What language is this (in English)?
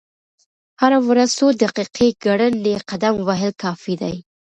Pashto